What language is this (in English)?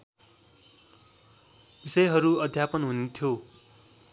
Nepali